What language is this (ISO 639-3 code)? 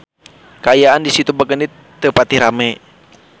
sun